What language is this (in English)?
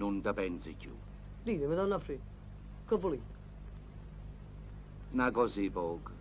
Italian